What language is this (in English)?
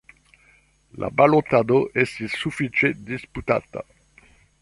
Esperanto